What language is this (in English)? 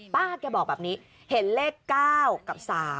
Thai